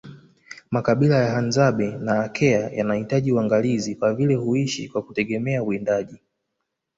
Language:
Swahili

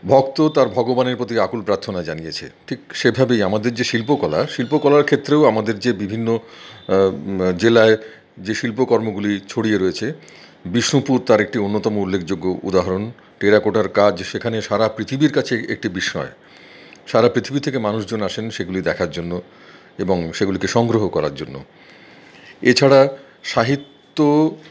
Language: Bangla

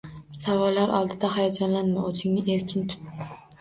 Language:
Uzbek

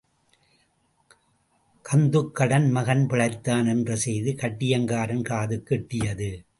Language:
Tamil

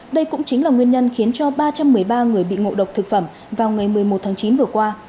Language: Vietnamese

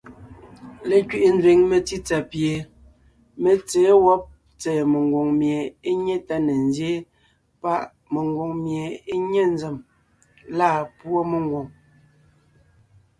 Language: Ngiemboon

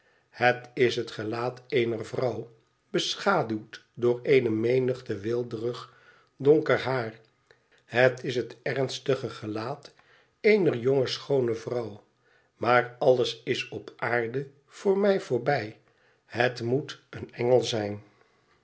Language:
Dutch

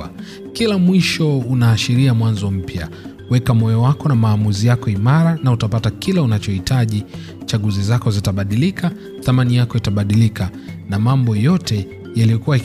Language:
Swahili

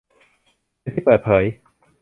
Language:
Thai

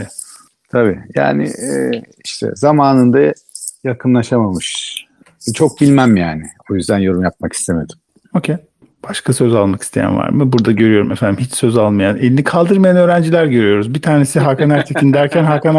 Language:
Turkish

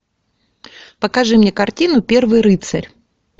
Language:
Russian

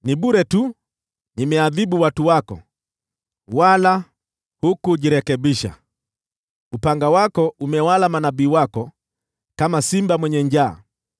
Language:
Swahili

